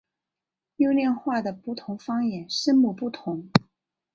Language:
Chinese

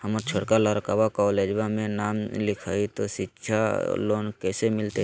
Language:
Magahi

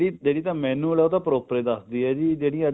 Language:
Punjabi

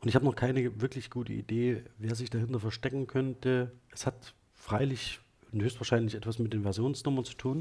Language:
German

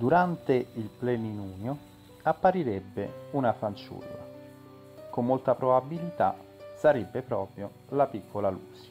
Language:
Italian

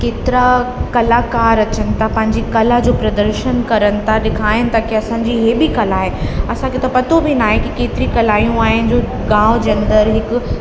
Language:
Sindhi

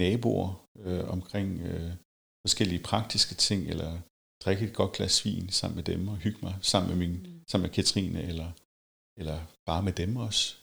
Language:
Danish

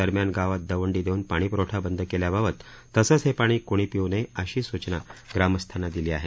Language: Marathi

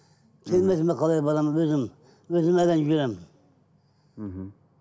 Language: Kazakh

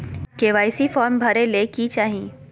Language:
Magahi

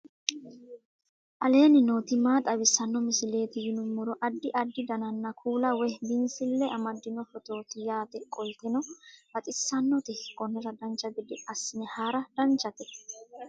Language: Sidamo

